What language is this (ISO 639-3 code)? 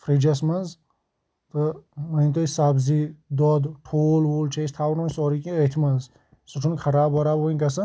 kas